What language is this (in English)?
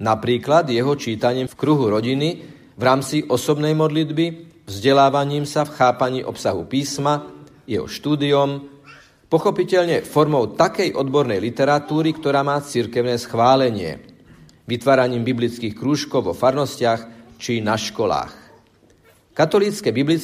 Slovak